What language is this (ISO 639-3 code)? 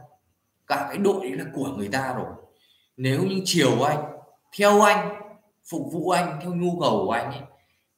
vie